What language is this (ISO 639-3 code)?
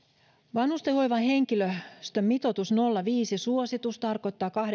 fin